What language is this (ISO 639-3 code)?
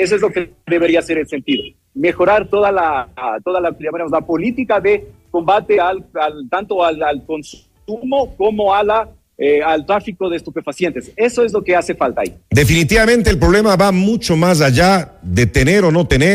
spa